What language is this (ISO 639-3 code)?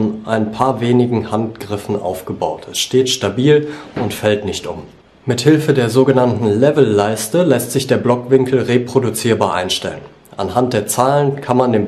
deu